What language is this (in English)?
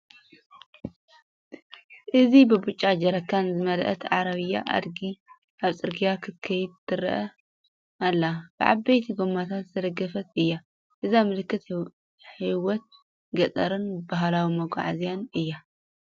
Tigrinya